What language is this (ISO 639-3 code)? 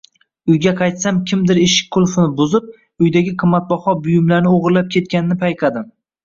uzb